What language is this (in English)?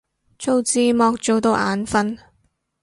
Cantonese